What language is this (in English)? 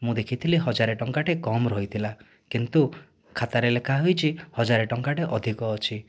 Odia